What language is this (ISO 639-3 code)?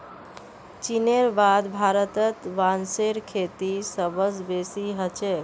mag